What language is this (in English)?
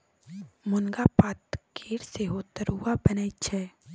Maithili